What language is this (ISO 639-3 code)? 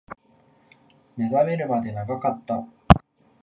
jpn